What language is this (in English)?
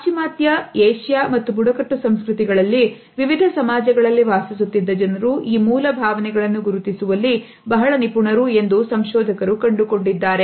Kannada